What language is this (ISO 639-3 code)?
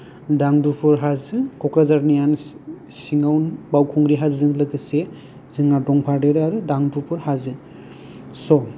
brx